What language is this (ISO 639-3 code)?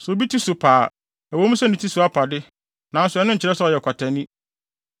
aka